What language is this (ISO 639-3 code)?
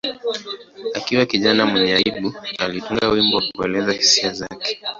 swa